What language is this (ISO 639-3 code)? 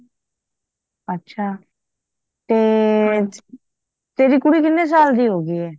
pan